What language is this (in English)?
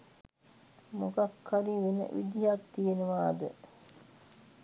Sinhala